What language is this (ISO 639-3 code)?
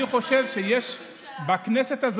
heb